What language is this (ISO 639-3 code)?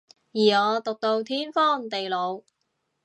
yue